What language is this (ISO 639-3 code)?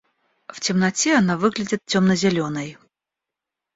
rus